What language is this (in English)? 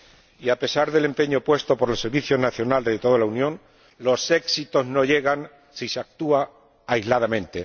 Spanish